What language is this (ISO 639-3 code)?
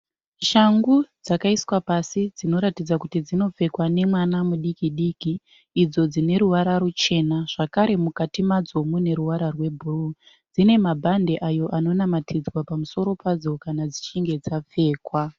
sna